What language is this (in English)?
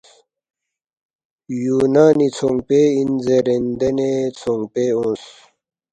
Balti